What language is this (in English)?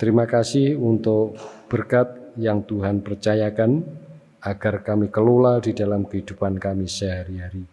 Indonesian